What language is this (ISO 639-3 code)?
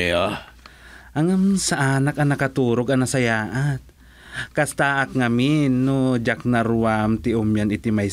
fil